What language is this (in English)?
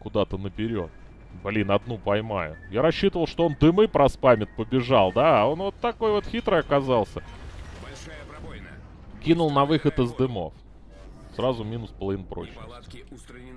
Russian